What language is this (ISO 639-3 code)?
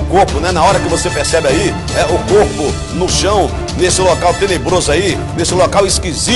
por